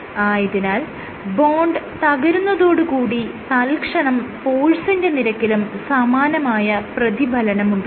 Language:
Malayalam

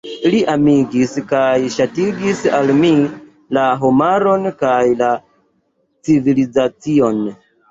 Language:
Esperanto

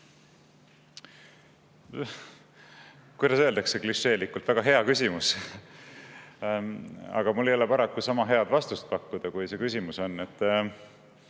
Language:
Estonian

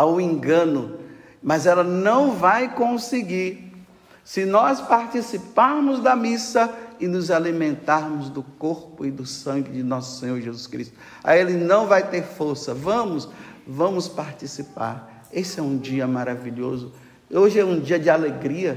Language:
Portuguese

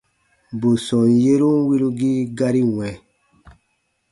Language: Baatonum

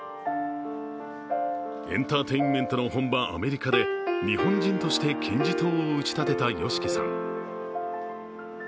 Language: Japanese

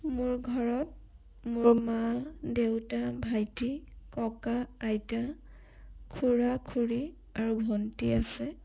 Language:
Assamese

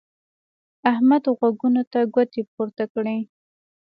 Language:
Pashto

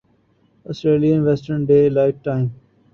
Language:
Urdu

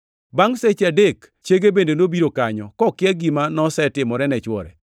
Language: Luo (Kenya and Tanzania)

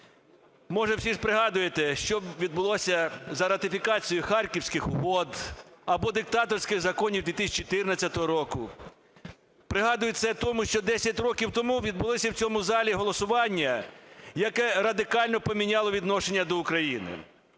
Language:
Ukrainian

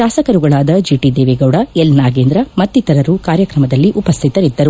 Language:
Kannada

